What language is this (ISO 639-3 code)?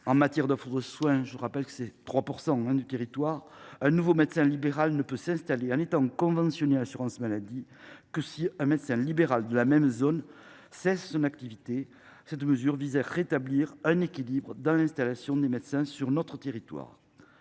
fra